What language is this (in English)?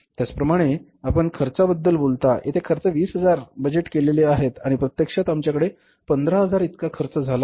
Marathi